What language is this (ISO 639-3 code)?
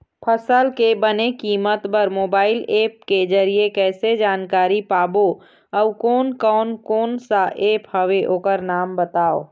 hne